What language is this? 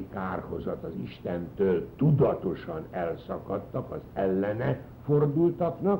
Hungarian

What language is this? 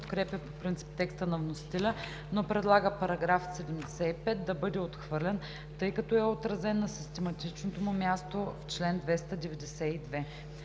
Bulgarian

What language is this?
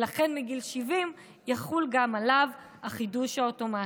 Hebrew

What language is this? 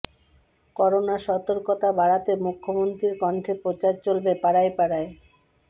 Bangla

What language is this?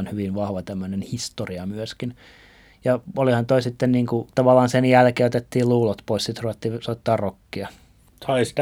Finnish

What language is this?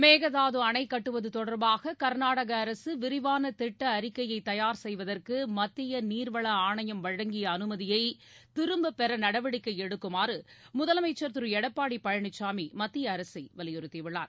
Tamil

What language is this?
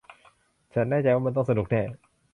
Thai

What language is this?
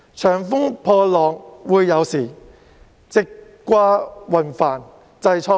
Cantonese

